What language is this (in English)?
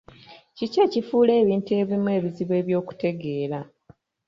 Ganda